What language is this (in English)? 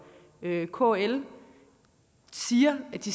Danish